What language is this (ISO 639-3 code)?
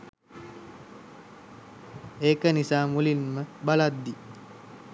sin